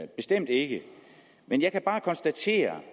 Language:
Danish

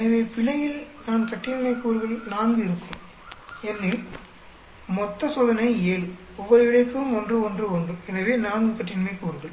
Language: Tamil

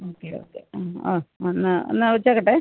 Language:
Malayalam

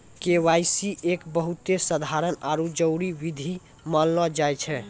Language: Maithili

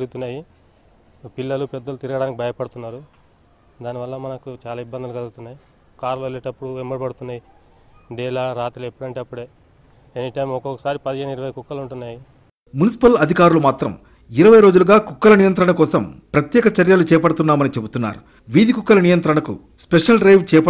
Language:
Telugu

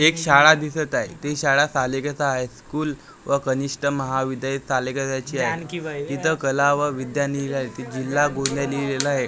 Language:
Marathi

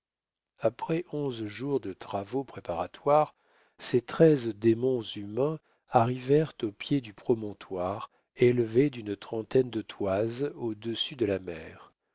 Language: French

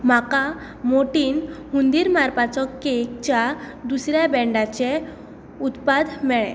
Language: Konkani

